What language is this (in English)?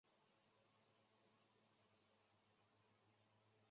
Chinese